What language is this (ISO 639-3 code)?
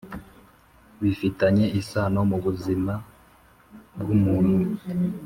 kin